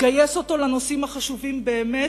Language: Hebrew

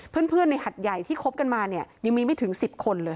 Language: Thai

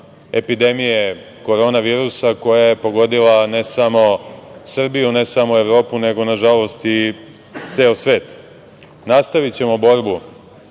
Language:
Serbian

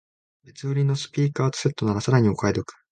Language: Japanese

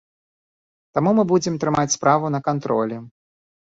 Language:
Belarusian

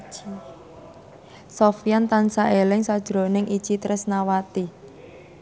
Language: Javanese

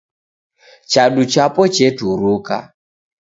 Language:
Taita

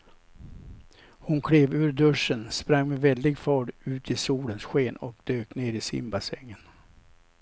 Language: Swedish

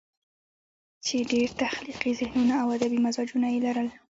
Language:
Pashto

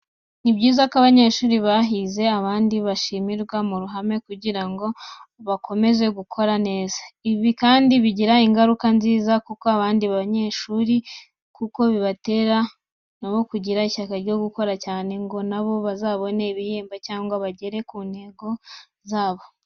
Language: Kinyarwanda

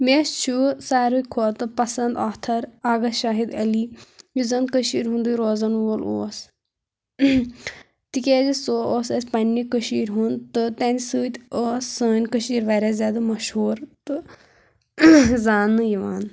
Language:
Kashmiri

